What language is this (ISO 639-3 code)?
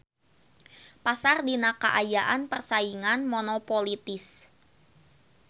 sun